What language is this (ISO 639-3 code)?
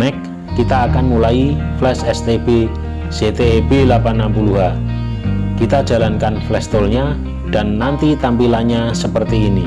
ind